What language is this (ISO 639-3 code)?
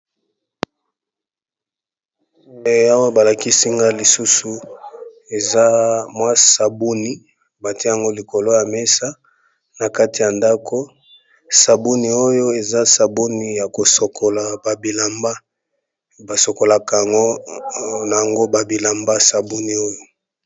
lin